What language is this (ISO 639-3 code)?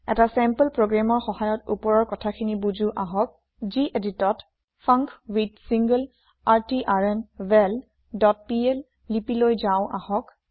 asm